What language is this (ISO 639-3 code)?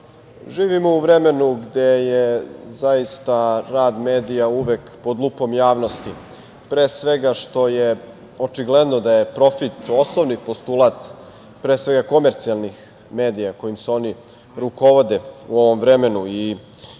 srp